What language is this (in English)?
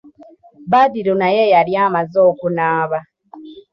Ganda